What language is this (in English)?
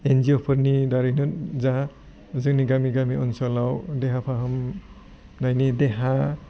Bodo